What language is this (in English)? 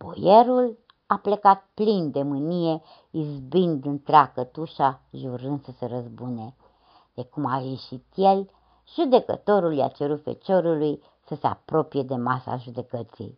Romanian